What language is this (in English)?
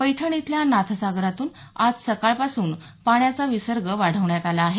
Marathi